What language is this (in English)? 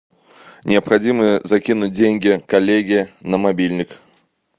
Russian